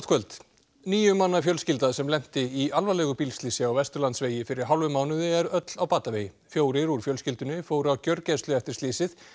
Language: Icelandic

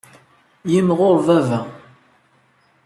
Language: Kabyle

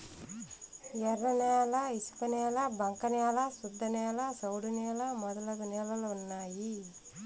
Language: Telugu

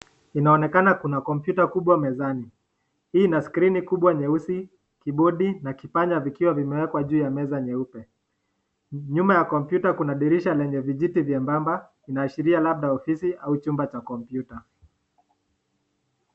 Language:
Swahili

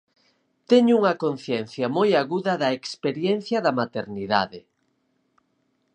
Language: Galician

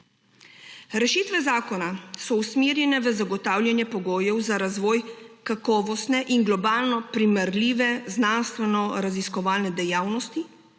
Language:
Slovenian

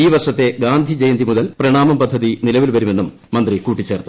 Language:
Malayalam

